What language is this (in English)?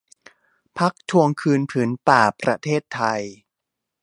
Thai